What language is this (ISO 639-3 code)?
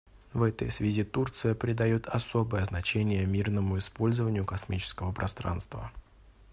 rus